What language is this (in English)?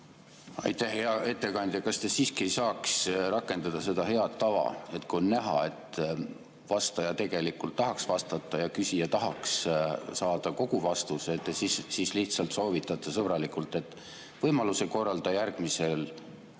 Estonian